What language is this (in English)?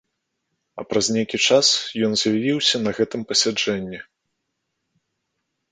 Belarusian